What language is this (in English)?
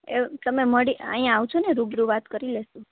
Gujarati